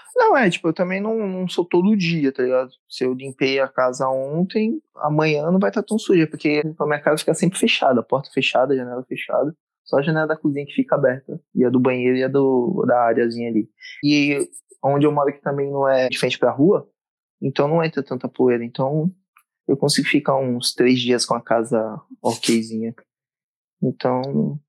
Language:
Portuguese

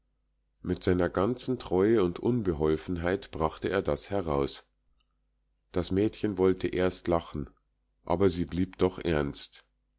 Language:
German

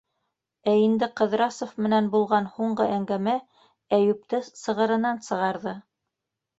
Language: Bashkir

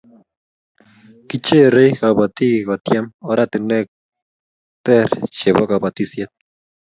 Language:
Kalenjin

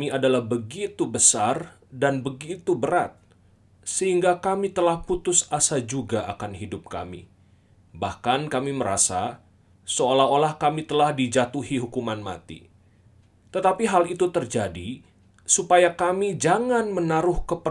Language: Indonesian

